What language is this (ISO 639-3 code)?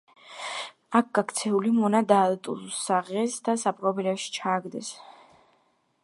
kat